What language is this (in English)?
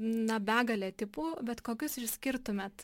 Lithuanian